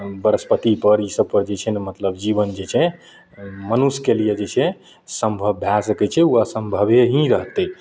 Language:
Maithili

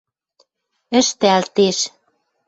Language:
Western Mari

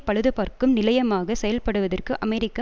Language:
Tamil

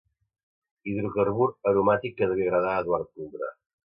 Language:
Catalan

